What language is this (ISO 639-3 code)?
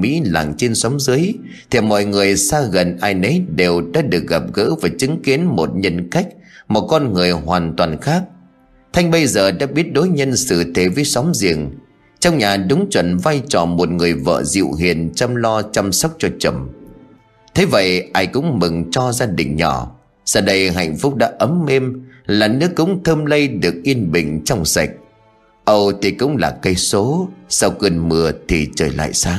vie